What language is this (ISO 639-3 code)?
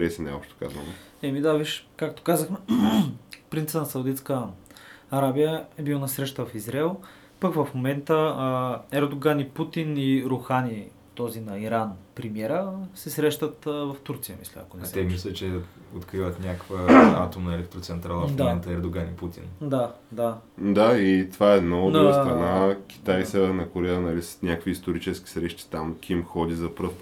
bul